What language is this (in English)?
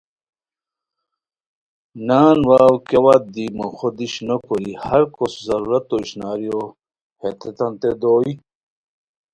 Khowar